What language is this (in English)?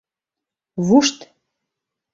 Mari